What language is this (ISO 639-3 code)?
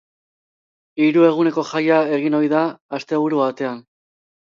eus